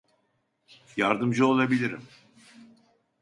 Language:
Turkish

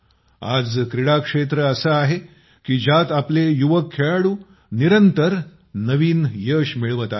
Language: Marathi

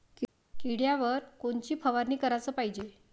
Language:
Marathi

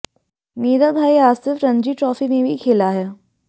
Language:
Hindi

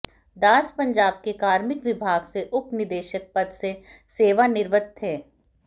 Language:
Hindi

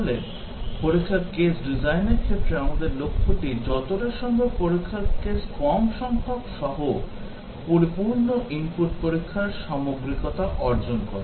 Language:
Bangla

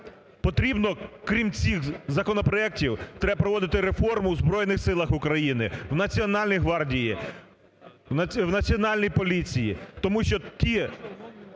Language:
Ukrainian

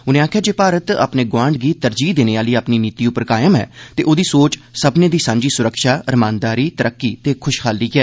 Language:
Dogri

